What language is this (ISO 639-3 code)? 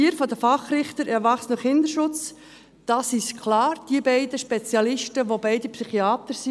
gsw